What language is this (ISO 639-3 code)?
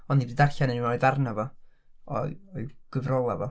cym